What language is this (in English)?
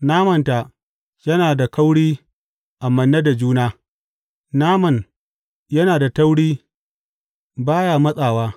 Hausa